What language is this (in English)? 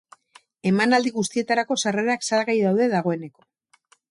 Basque